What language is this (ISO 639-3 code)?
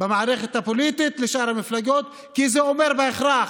heb